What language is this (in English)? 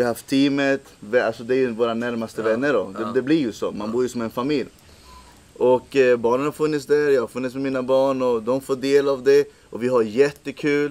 Swedish